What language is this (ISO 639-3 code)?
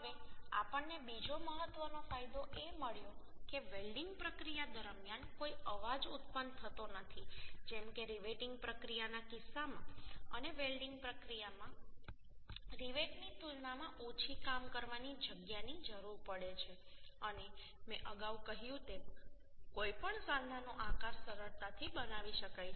guj